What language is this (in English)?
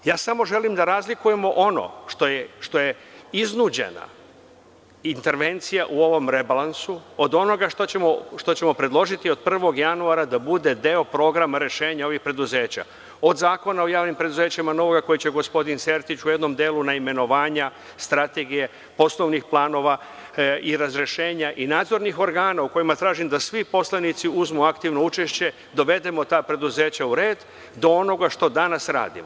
Serbian